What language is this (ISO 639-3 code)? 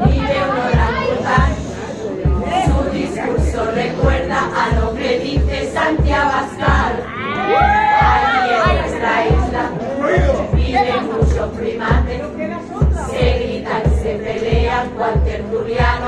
spa